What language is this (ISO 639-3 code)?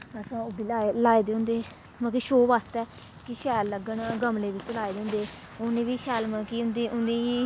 doi